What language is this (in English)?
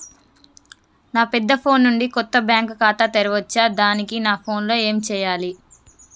Telugu